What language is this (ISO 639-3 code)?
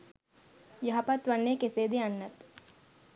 sin